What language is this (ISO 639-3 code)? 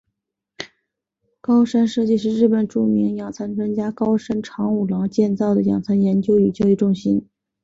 zho